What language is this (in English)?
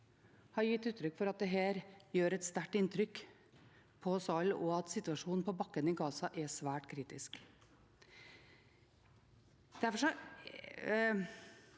Norwegian